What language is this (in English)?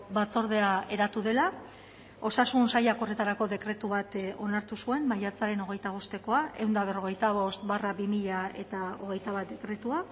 Basque